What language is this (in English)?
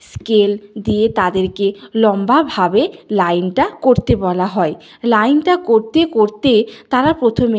Bangla